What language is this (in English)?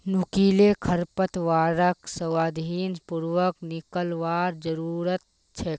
Magahi